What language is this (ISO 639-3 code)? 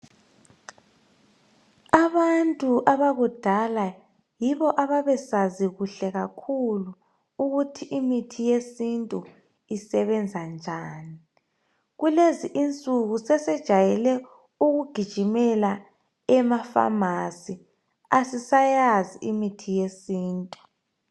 nde